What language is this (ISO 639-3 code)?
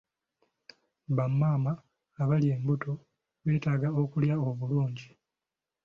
lug